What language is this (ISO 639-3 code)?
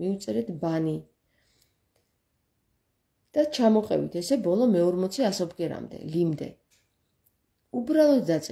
ron